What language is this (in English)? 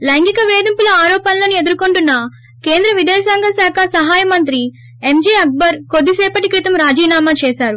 Telugu